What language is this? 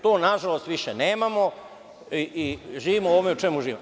Serbian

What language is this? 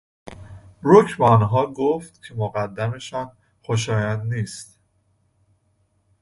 Persian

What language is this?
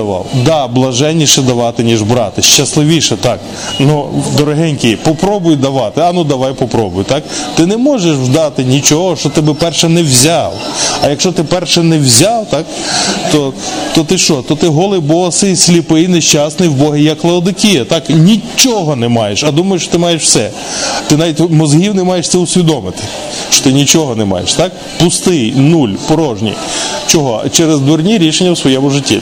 Ukrainian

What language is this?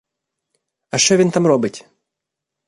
Ukrainian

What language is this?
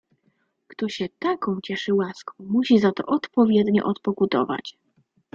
Polish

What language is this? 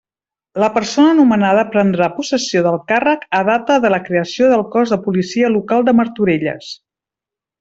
Catalan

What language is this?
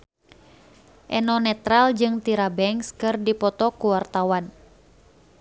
Sundanese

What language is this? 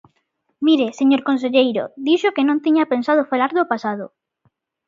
Galician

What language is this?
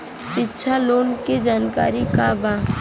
Bhojpuri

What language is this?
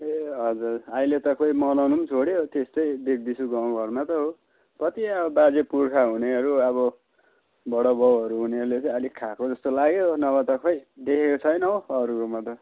Nepali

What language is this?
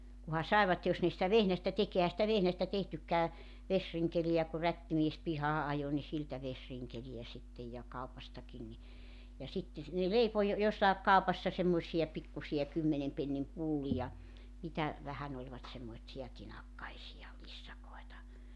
Finnish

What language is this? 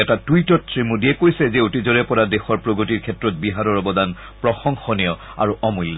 Assamese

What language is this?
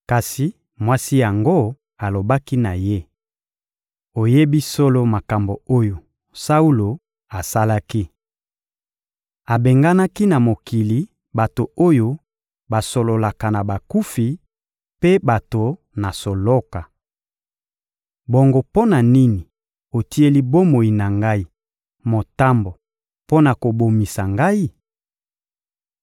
Lingala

